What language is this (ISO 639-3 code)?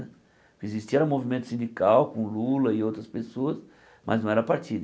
por